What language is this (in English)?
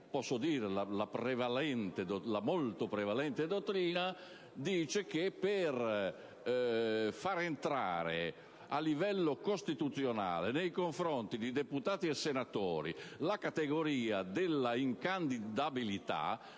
Italian